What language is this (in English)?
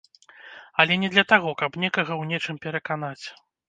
Belarusian